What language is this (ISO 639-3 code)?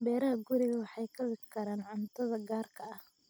som